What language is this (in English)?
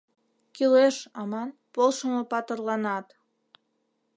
Mari